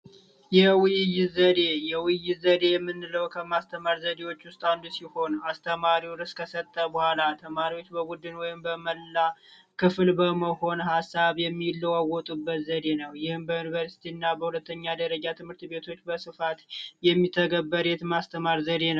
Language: Amharic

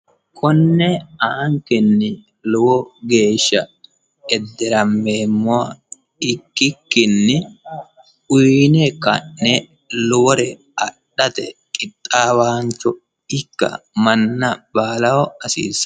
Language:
Sidamo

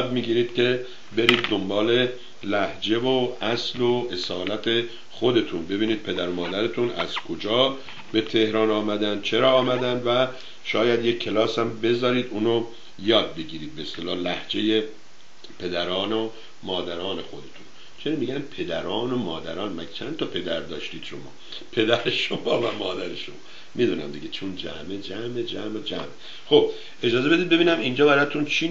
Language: Persian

